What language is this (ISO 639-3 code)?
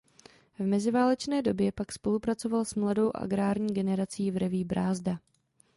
ces